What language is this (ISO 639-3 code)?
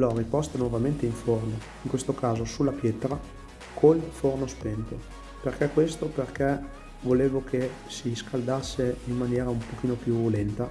ita